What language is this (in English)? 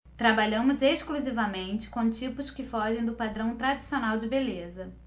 Portuguese